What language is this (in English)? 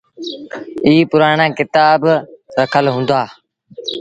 Sindhi Bhil